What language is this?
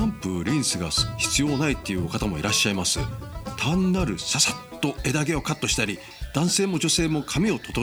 Japanese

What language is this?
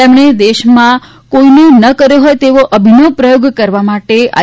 Gujarati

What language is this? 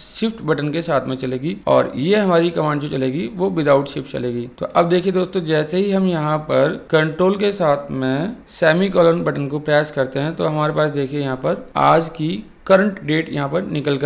Hindi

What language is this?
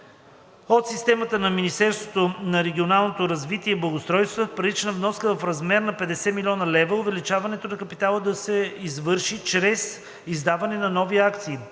Bulgarian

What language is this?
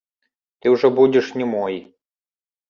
Belarusian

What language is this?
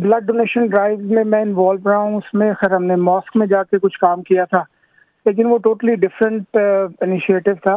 Urdu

